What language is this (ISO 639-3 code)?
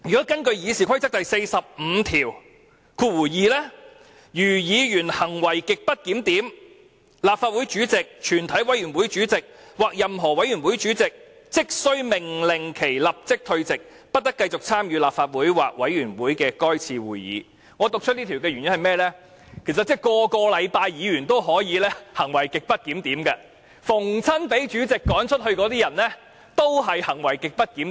yue